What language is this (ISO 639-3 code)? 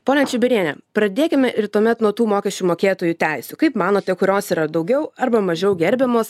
lit